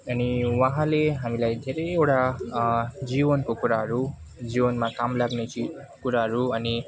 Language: Nepali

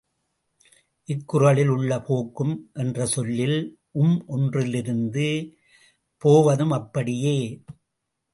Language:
Tamil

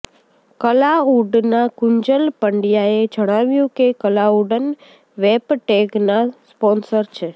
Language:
Gujarati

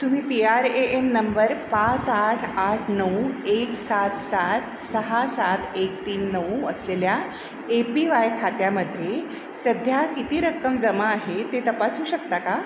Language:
Marathi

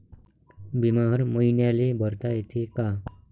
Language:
Marathi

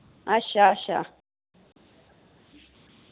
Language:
Dogri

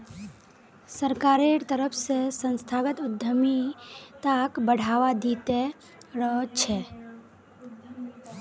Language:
Magahi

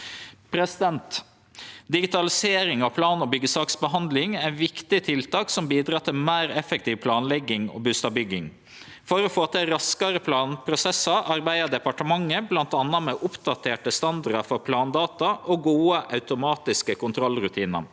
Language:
Norwegian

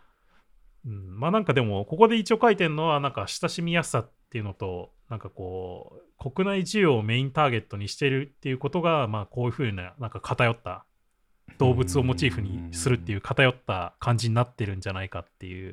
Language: Japanese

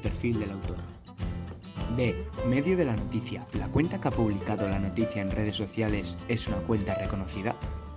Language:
Spanish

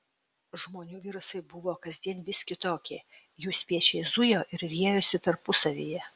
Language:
Lithuanian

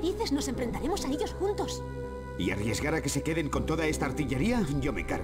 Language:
Spanish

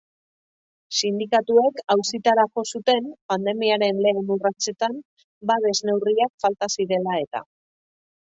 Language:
Basque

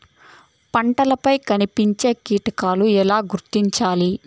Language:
Telugu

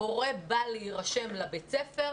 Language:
Hebrew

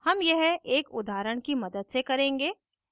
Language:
Hindi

